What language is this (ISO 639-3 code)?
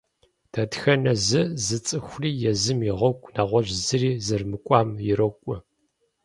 kbd